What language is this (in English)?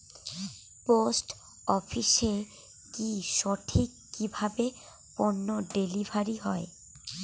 Bangla